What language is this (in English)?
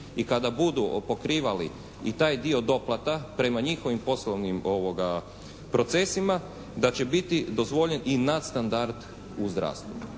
Croatian